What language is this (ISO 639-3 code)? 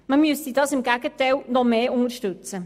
gsw